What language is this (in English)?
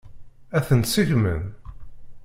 Kabyle